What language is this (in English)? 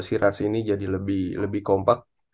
Indonesian